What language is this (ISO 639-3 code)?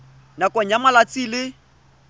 tsn